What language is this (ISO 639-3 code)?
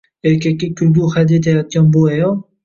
uzb